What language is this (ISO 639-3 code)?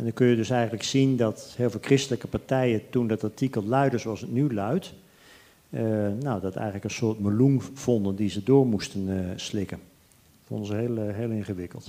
nld